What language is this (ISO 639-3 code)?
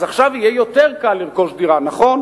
heb